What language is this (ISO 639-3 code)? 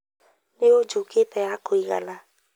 kik